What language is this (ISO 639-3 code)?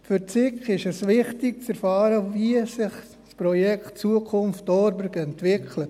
gsw